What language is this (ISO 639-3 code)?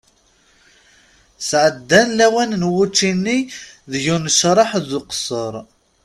kab